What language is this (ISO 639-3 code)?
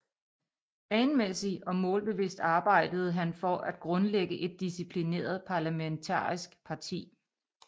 dan